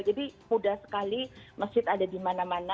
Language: Indonesian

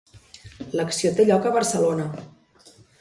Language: Catalan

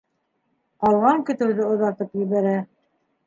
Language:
Bashkir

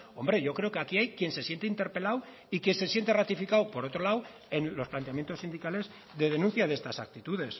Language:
Spanish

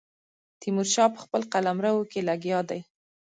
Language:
Pashto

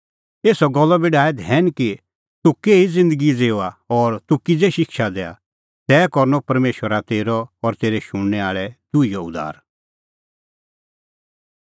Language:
Kullu Pahari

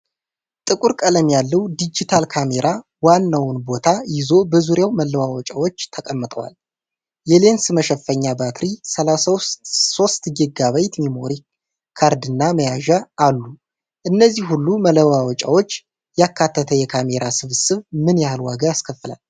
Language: Amharic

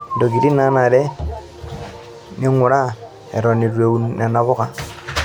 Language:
Masai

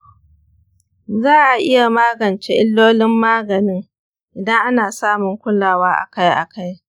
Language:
Hausa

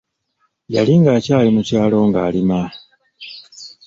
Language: Ganda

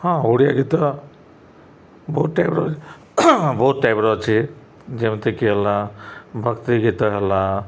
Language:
Odia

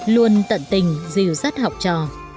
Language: Vietnamese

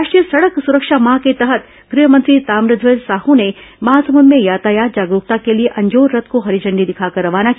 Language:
Hindi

